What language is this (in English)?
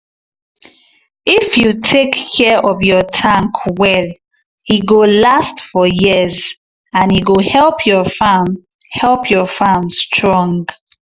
Nigerian Pidgin